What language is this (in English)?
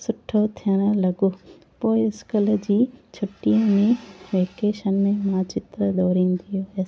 Sindhi